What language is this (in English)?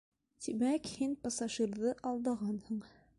Bashkir